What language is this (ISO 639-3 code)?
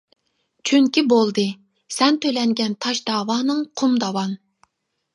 uig